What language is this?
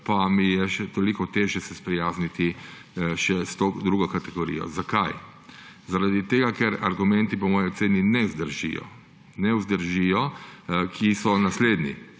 Slovenian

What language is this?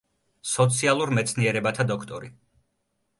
Georgian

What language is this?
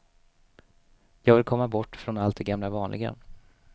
Swedish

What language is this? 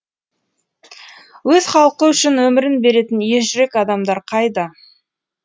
Kazakh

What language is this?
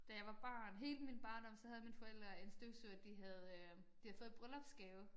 Danish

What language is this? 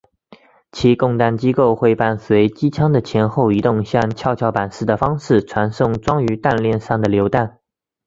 Chinese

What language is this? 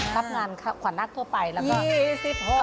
Thai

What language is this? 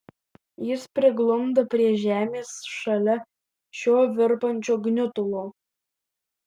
Lithuanian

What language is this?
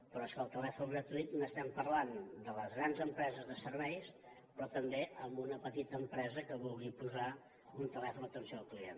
Catalan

